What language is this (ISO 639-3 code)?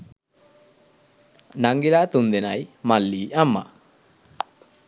sin